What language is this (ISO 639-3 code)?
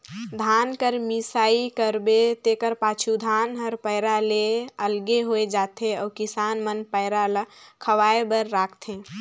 hne